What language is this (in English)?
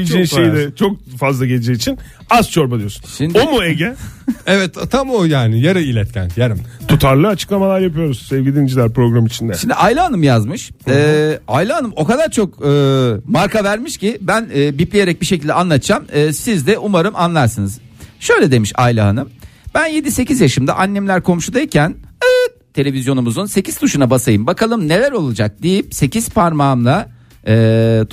Turkish